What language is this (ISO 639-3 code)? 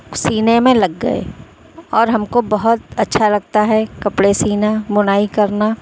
urd